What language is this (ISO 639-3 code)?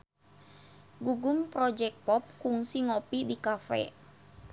sun